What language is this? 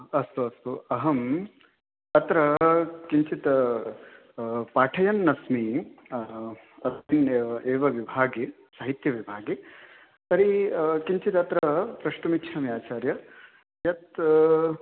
Sanskrit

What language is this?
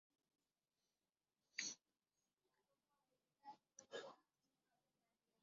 Bangla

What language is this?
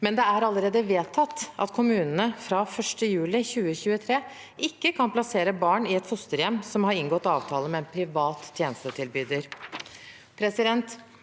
Norwegian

